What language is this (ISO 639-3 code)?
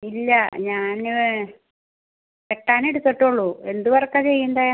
mal